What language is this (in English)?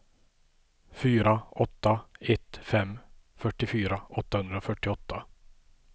Swedish